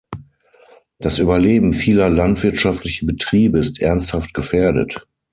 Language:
German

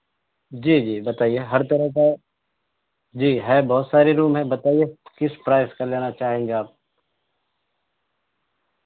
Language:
Urdu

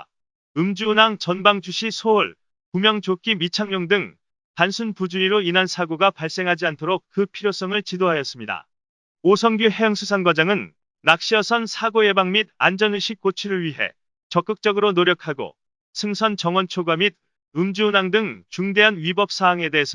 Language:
Korean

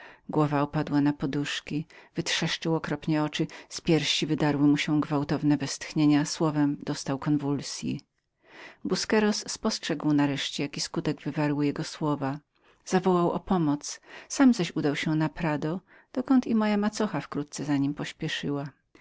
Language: Polish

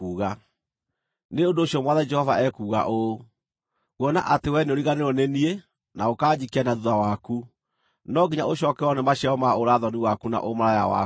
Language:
Kikuyu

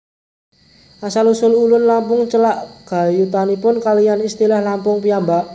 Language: Javanese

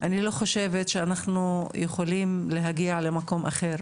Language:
Hebrew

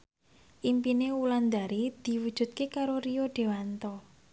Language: Javanese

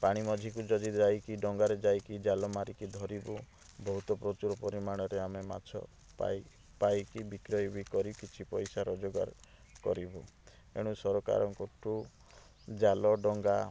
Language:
Odia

